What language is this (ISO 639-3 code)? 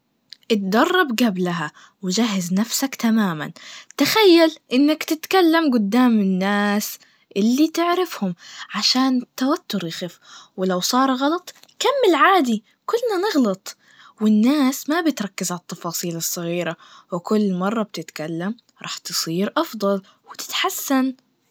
ars